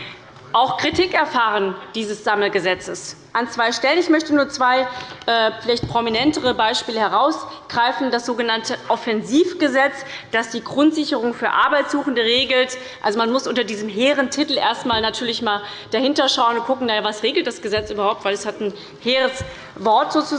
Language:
German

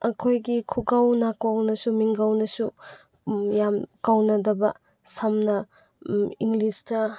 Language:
Manipuri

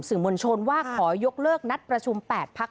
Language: Thai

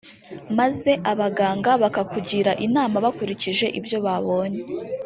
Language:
Kinyarwanda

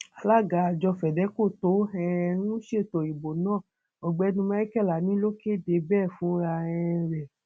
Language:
Yoruba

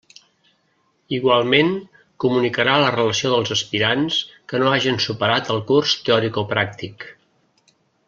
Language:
Catalan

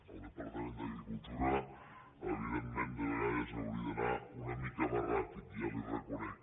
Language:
Catalan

